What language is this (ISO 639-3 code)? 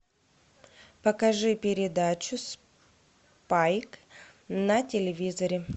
rus